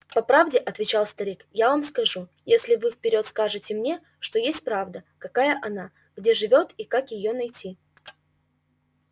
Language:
Russian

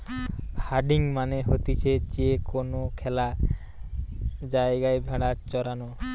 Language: Bangla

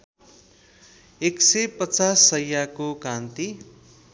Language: Nepali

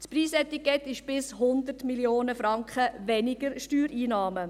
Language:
Swiss German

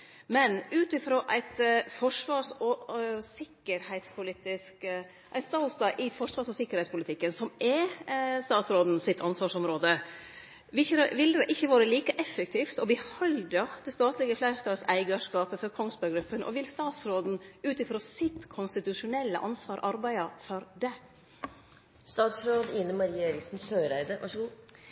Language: Norwegian Nynorsk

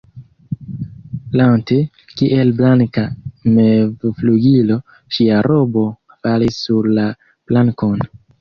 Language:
Esperanto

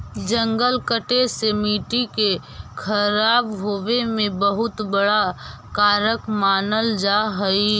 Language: Magahi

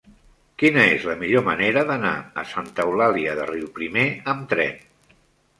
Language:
Catalan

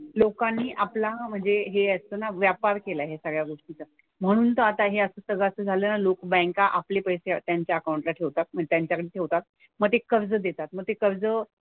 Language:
Marathi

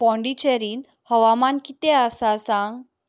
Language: Konkani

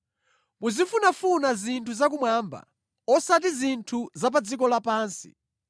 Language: Nyanja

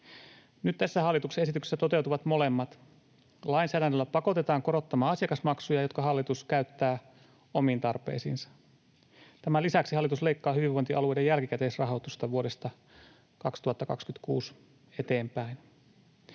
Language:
Finnish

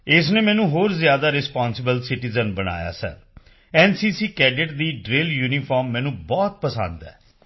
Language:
Punjabi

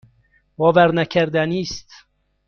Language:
Persian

